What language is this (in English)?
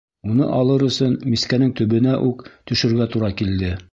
Bashkir